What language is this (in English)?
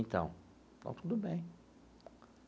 Portuguese